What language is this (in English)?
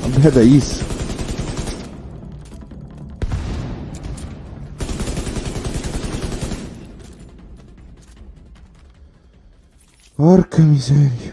Italian